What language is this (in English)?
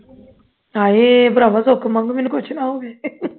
Punjabi